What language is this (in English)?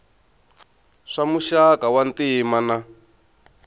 Tsonga